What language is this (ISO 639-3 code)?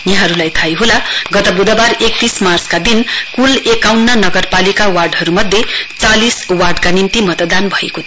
nep